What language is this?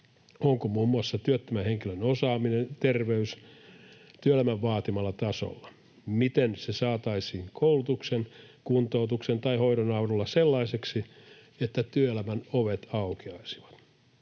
Finnish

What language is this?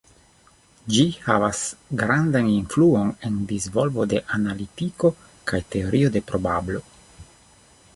Esperanto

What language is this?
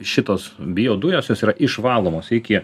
Lithuanian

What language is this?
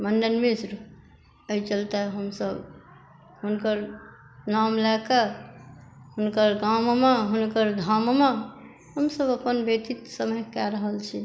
Maithili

